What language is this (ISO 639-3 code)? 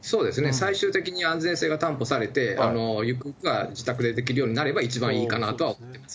jpn